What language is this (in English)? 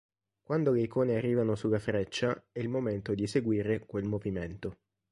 Italian